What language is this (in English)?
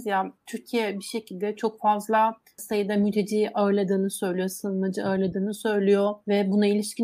Turkish